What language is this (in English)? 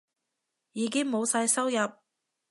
Cantonese